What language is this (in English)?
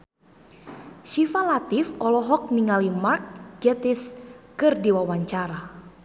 Sundanese